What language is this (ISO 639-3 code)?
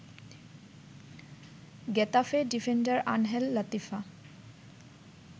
ben